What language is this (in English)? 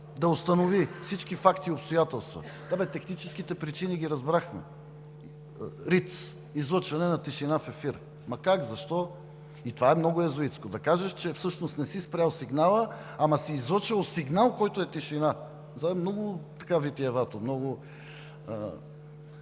Bulgarian